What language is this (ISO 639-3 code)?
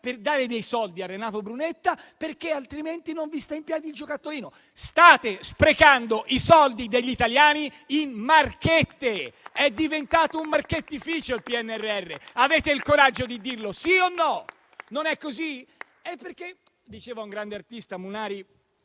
ita